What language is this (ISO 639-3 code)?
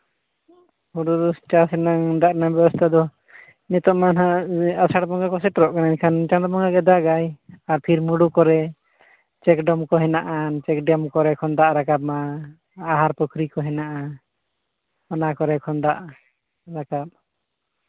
sat